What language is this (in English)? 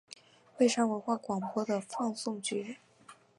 Chinese